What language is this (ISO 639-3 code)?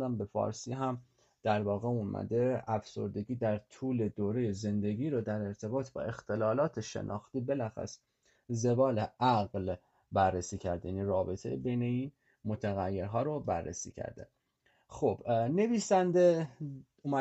fas